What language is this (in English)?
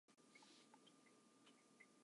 Japanese